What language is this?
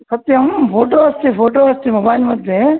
Sanskrit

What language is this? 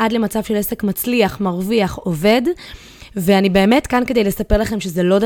Hebrew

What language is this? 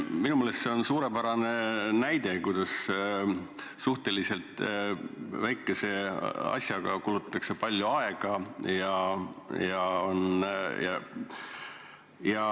Estonian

